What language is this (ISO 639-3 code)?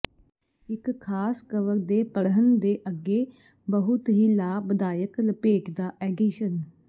pan